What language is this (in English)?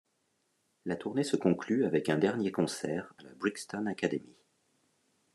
French